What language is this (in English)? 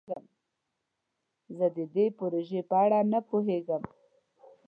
Pashto